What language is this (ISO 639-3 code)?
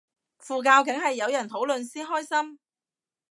yue